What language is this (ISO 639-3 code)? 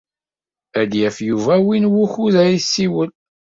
kab